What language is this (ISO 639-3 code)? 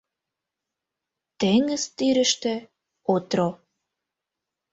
chm